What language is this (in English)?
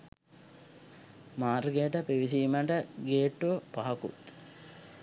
Sinhala